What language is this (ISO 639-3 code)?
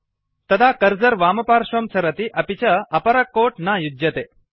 san